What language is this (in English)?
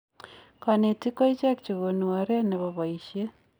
Kalenjin